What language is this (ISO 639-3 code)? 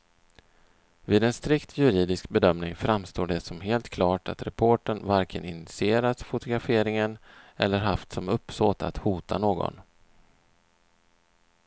swe